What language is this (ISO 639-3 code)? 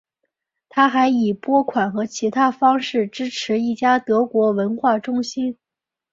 zho